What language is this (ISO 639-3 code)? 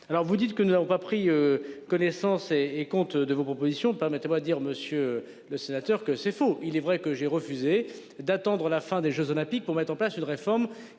fra